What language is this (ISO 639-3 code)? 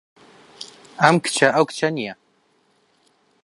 ckb